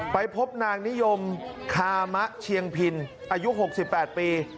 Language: Thai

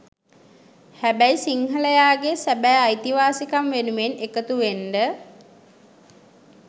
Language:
Sinhala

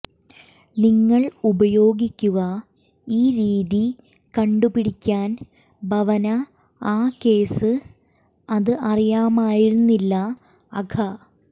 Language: Malayalam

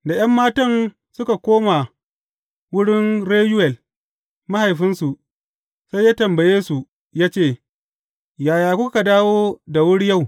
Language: Hausa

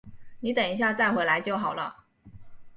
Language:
Chinese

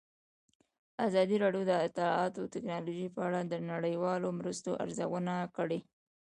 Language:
Pashto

